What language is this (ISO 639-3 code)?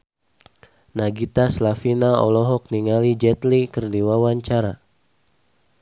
sun